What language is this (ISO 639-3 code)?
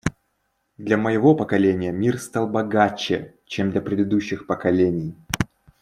rus